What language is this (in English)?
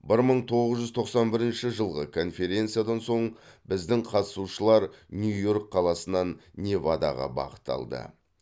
Kazakh